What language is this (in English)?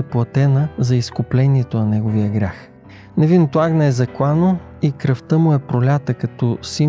Bulgarian